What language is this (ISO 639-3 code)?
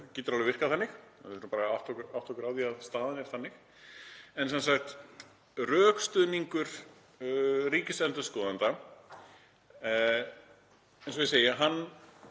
isl